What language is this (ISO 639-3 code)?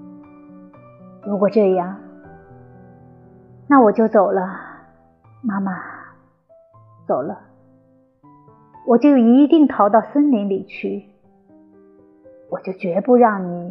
zho